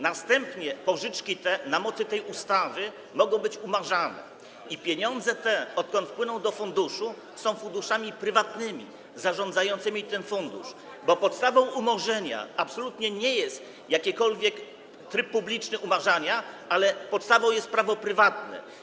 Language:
Polish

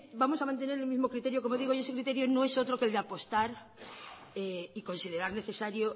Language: Spanish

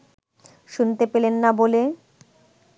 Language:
Bangla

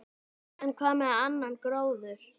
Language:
Icelandic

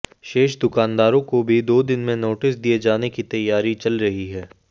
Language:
Hindi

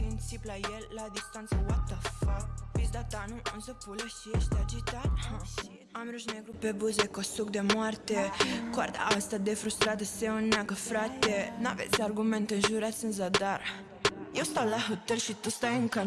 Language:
Romanian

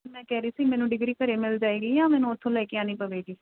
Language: Punjabi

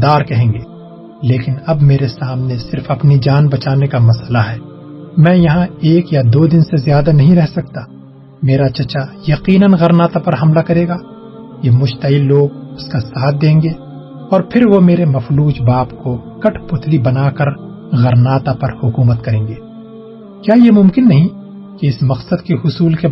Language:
Urdu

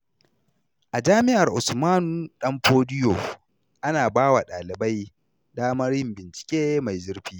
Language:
Hausa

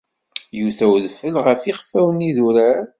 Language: Kabyle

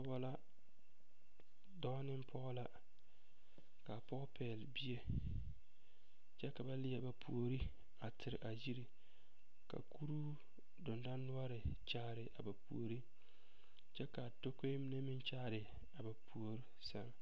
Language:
Southern Dagaare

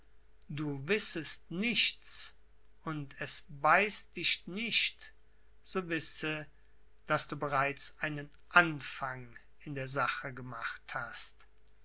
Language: German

